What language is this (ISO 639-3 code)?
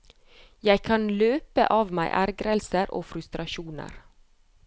nor